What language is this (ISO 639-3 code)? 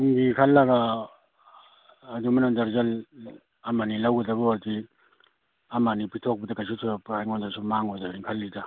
mni